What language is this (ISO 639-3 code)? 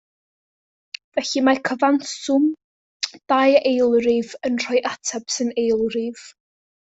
cym